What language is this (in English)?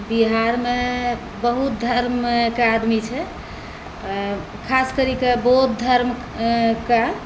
Maithili